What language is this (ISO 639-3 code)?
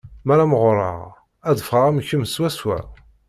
kab